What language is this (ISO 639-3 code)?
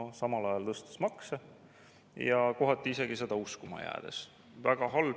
est